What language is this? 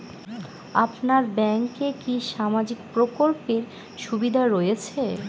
Bangla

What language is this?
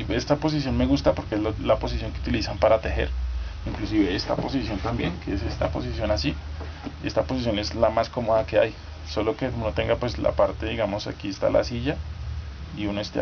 Spanish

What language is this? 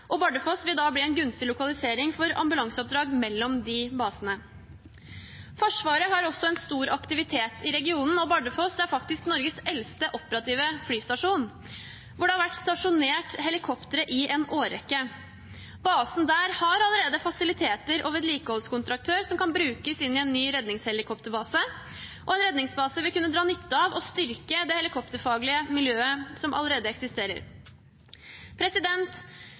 Norwegian Bokmål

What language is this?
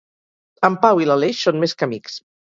Catalan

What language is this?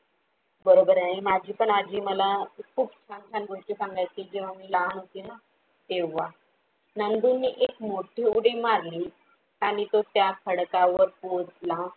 Marathi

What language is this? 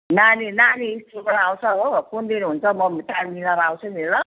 Nepali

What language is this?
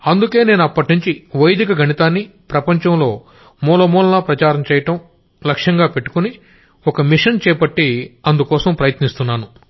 Telugu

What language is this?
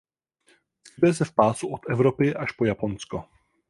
Czech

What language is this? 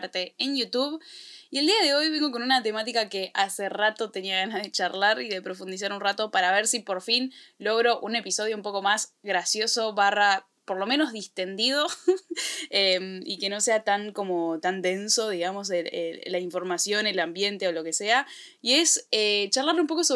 Spanish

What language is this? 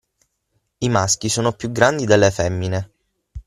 Italian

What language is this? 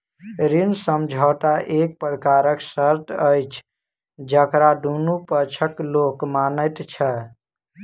Maithili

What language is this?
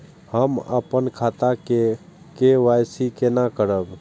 Maithili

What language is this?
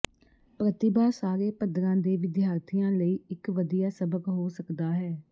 Punjabi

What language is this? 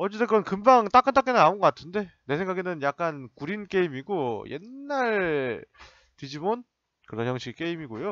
Korean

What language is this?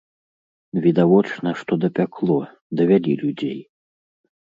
Belarusian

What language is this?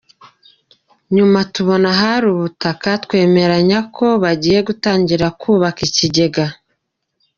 Kinyarwanda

